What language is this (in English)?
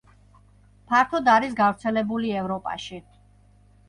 Georgian